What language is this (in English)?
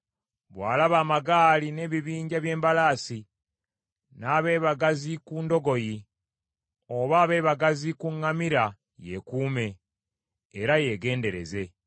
Ganda